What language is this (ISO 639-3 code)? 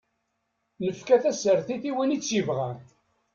kab